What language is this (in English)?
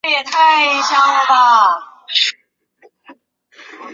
Chinese